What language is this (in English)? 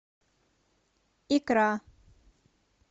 Russian